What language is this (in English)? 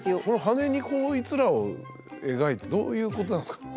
Japanese